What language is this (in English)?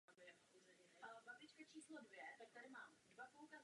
Czech